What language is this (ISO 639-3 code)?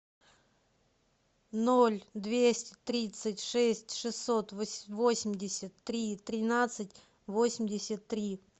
rus